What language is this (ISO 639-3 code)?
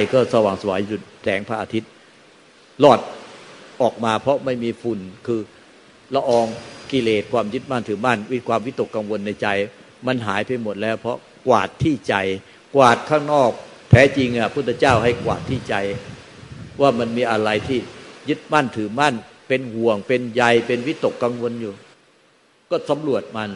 tha